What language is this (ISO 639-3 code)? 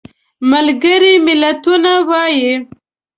pus